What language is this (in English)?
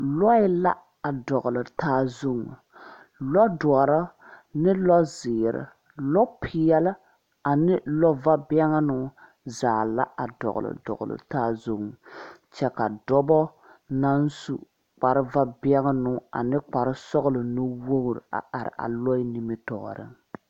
Southern Dagaare